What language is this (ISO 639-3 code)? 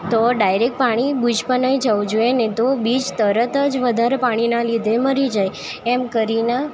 guj